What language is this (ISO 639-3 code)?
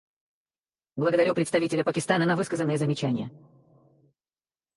rus